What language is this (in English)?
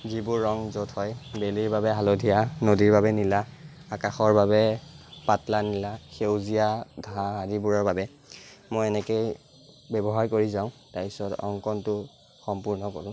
Assamese